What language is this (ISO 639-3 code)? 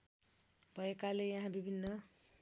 nep